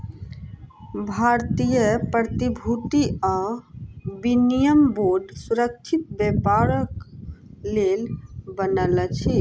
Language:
Maithili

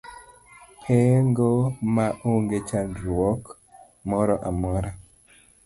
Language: Luo (Kenya and Tanzania)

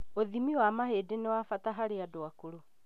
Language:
Kikuyu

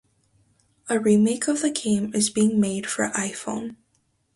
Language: English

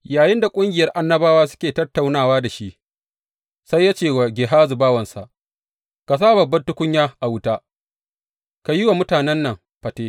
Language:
Hausa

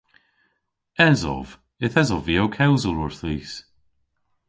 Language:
Cornish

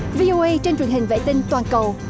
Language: Vietnamese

